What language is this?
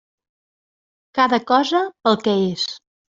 Catalan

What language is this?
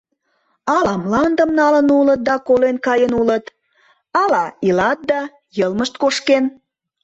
Mari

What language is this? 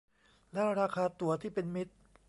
Thai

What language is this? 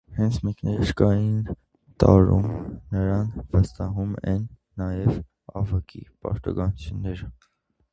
Armenian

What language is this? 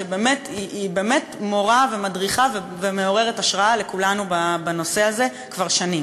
Hebrew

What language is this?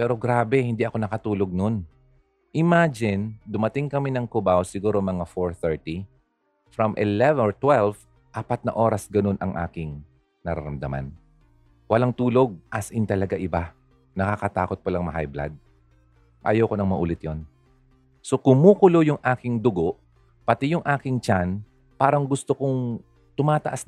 Filipino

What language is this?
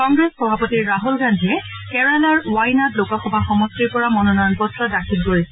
Assamese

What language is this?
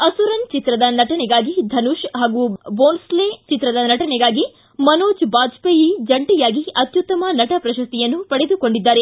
Kannada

